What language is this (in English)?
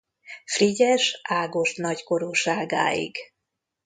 Hungarian